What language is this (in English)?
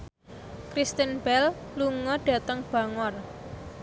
Javanese